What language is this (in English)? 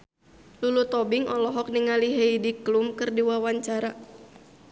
Sundanese